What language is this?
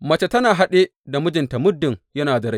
Hausa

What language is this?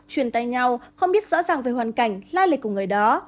Vietnamese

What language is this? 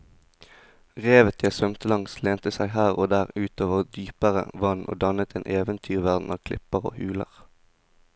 Norwegian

